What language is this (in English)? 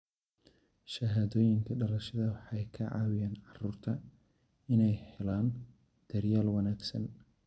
Somali